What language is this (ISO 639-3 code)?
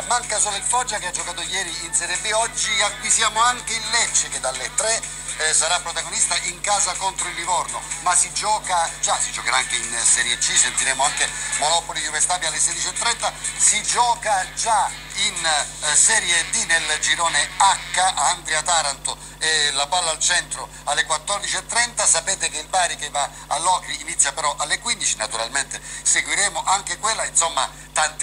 ita